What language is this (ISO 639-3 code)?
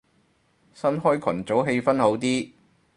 yue